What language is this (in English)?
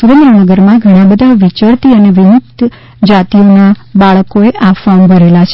Gujarati